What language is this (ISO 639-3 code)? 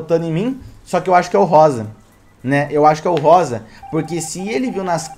por